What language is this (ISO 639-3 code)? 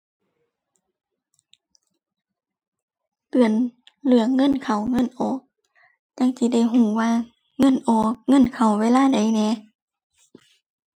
tha